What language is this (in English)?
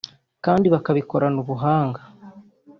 Kinyarwanda